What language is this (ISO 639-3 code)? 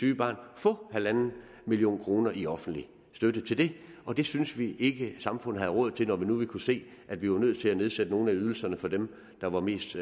dan